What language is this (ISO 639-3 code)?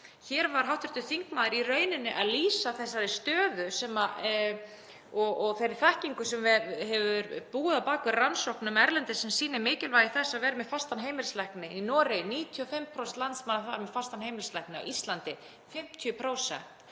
isl